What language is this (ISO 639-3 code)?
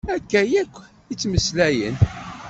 kab